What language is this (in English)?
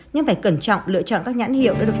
Vietnamese